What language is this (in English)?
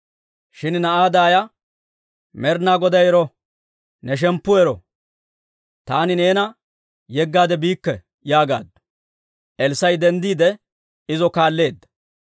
Dawro